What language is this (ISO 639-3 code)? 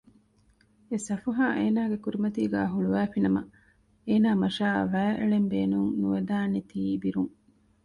div